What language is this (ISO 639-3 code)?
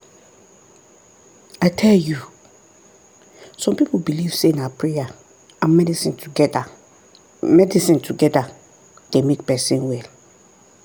pcm